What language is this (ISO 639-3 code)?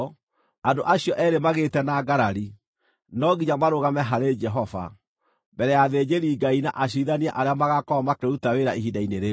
kik